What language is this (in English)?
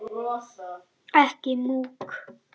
Icelandic